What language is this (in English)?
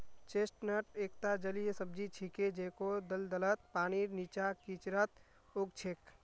Magahi